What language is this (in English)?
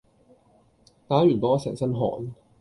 Cantonese